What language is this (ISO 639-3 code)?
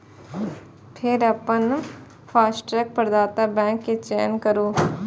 mai